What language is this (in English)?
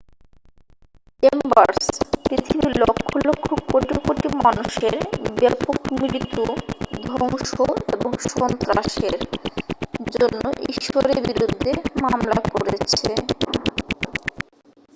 Bangla